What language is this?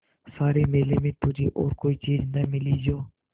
Hindi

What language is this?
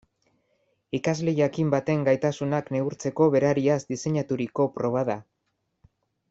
Basque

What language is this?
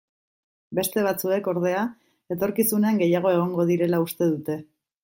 Basque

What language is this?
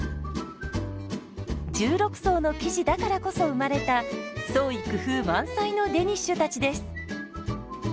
Japanese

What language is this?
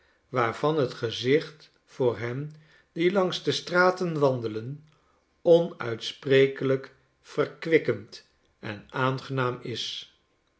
Dutch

